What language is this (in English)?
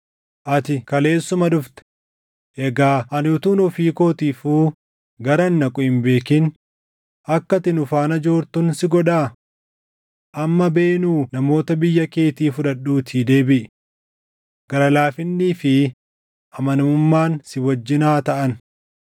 Oromo